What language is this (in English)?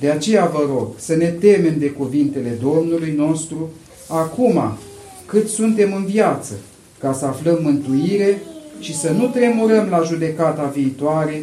Romanian